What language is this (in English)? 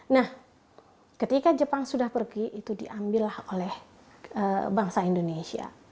Indonesian